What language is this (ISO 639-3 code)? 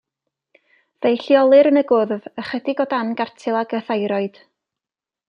cym